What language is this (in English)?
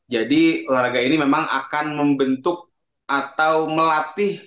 Indonesian